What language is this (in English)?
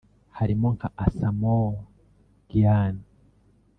Kinyarwanda